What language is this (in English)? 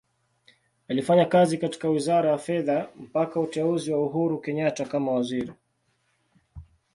Swahili